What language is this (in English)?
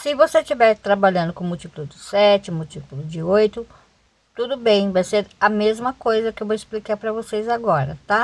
Portuguese